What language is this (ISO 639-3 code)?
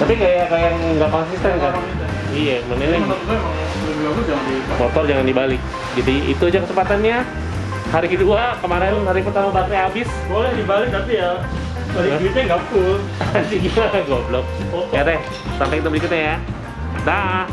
ind